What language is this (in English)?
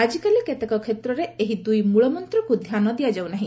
Odia